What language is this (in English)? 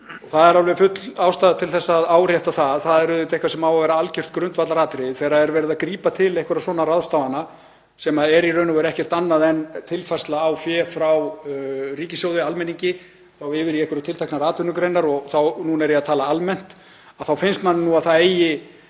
Icelandic